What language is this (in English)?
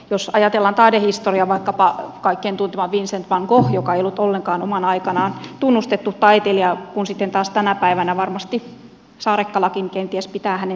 Finnish